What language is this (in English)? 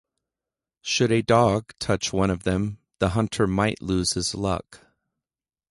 English